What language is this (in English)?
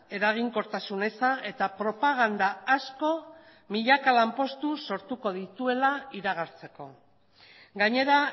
Basque